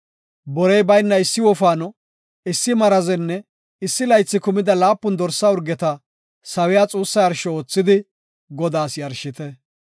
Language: Gofa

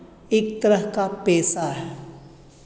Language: Hindi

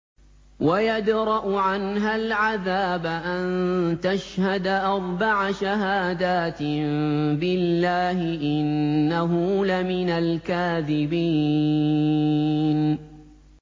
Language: Arabic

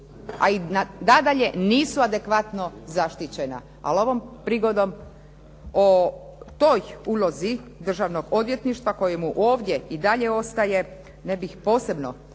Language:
Croatian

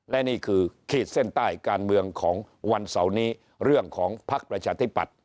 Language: Thai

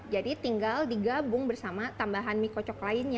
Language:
Indonesian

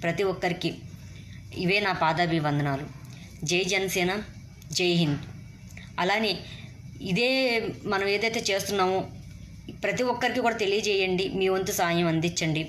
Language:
Telugu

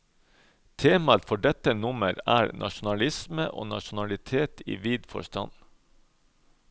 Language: Norwegian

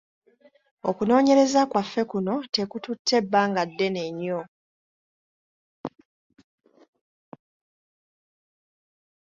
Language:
Ganda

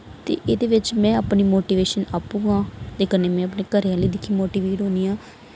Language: Dogri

